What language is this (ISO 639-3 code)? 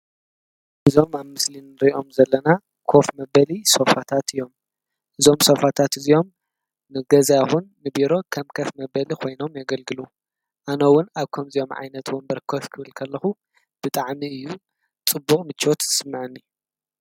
tir